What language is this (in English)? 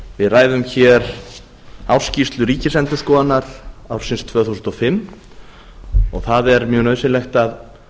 Icelandic